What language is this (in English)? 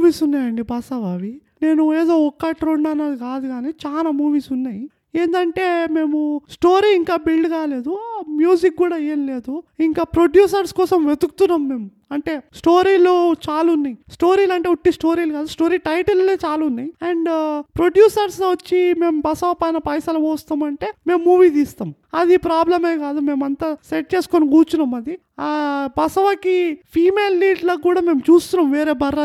Telugu